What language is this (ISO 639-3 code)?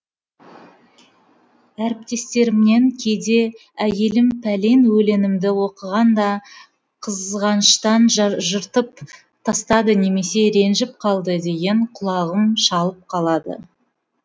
kaz